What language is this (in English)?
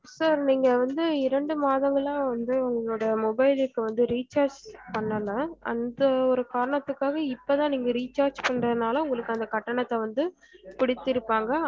Tamil